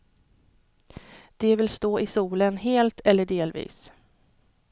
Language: Swedish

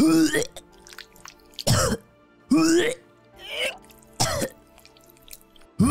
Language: Malay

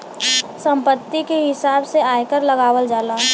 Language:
Bhojpuri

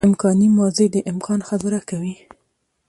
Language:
Pashto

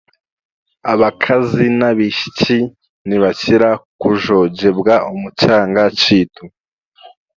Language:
Chiga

